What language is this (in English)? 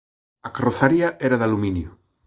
Galician